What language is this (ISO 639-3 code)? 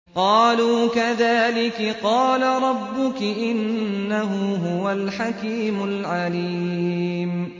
ara